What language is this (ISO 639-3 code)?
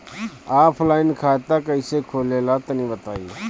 bho